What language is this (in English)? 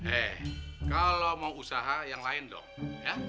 Indonesian